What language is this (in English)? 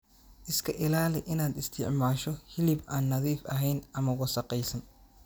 Somali